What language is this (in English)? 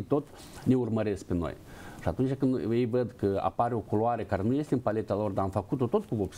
Romanian